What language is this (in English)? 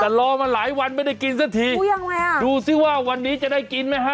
Thai